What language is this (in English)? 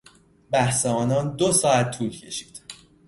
Persian